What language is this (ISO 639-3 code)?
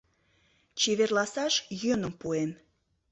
chm